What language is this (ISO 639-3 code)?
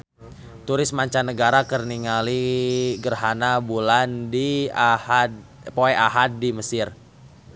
sun